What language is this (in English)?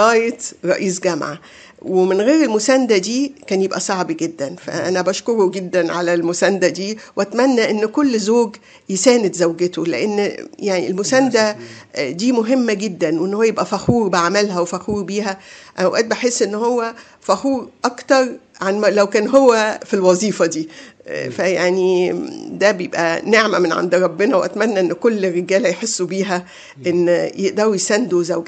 Arabic